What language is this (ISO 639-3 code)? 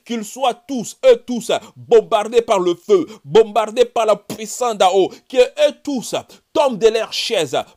fra